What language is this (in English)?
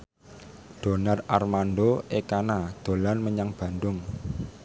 Javanese